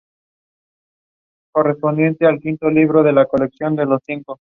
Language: Spanish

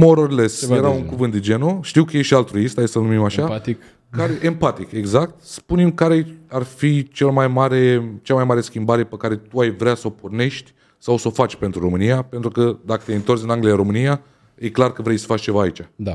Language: Romanian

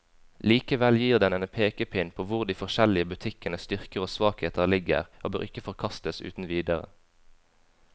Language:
Norwegian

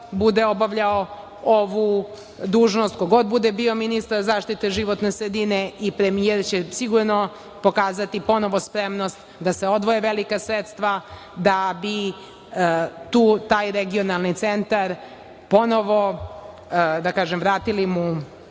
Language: Serbian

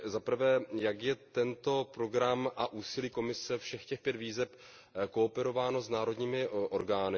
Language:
Czech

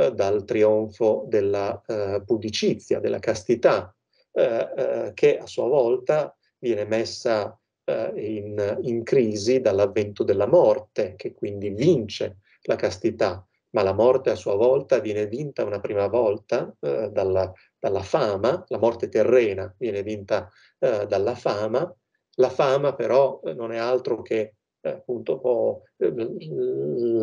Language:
Italian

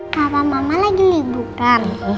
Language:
Indonesian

